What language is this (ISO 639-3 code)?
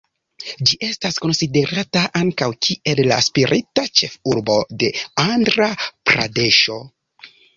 epo